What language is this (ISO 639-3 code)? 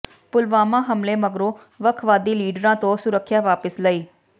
pan